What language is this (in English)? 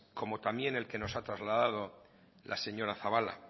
Spanish